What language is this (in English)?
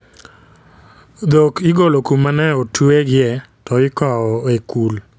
Luo (Kenya and Tanzania)